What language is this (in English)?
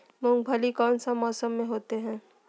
Magahi